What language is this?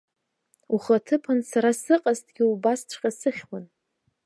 Abkhazian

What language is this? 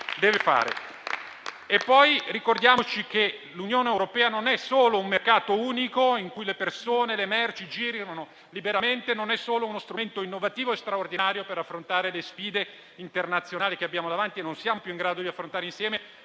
Italian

